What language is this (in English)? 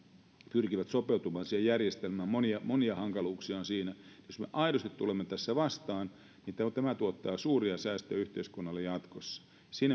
Finnish